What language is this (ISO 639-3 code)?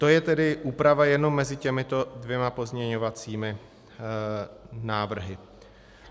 ces